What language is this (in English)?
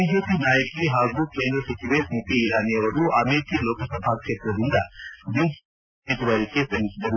Kannada